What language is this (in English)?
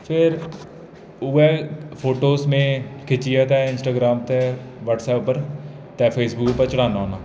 Dogri